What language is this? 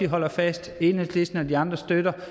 Danish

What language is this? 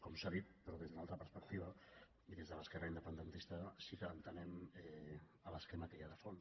Catalan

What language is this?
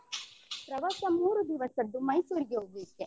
Kannada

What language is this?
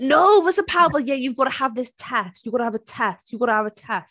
Welsh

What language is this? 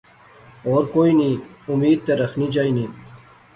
Pahari-Potwari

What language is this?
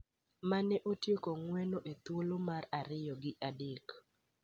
Luo (Kenya and Tanzania)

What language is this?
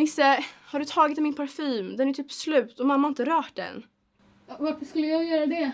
Swedish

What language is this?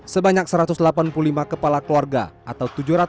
Indonesian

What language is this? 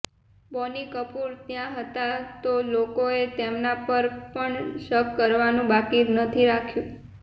Gujarati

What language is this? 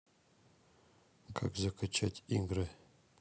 Russian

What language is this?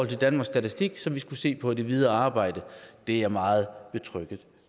Danish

